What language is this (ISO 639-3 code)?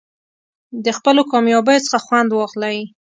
pus